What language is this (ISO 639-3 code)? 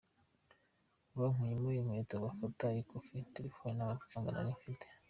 kin